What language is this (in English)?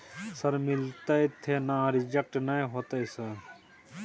Maithili